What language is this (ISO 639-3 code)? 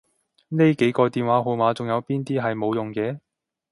yue